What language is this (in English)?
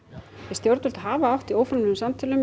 Icelandic